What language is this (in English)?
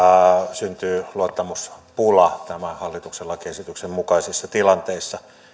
Finnish